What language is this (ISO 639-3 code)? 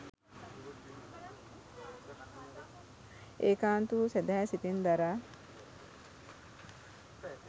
sin